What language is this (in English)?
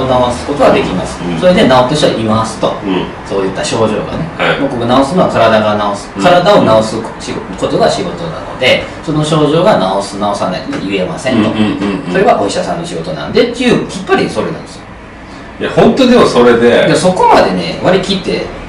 Japanese